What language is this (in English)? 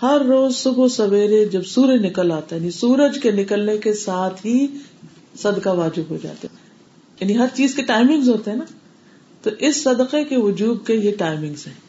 Urdu